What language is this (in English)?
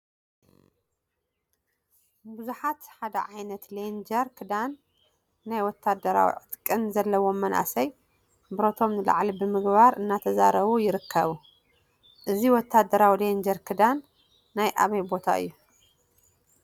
Tigrinya